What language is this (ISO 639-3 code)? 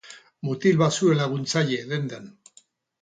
eus